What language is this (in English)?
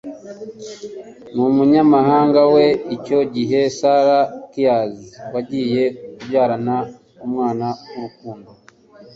Kinyarwanda